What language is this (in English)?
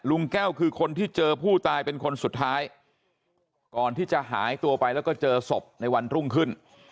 Thai